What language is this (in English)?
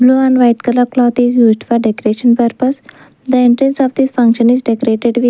English